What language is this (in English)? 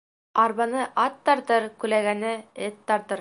Bashkir